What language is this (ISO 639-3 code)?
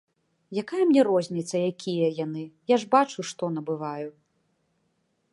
bel